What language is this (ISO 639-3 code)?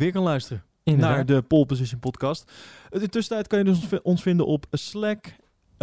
nld